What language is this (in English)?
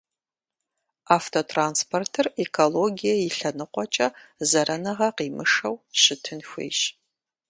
Kabardian